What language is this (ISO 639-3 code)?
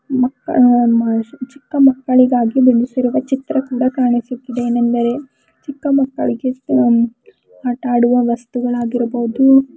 kan